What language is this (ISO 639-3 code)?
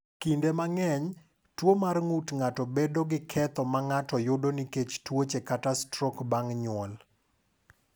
luo